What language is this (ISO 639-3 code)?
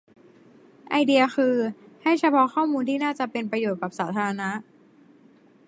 tha